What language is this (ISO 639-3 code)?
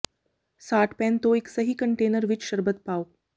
pan